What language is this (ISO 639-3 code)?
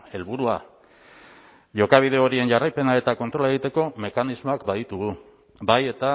eus